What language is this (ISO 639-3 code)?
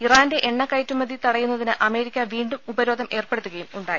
mal